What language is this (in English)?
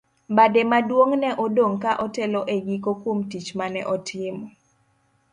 Luo (Kenya and Tanzania)